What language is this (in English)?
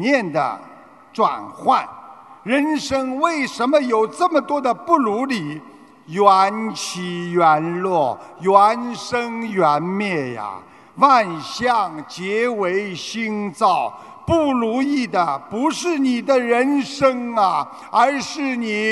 Chinese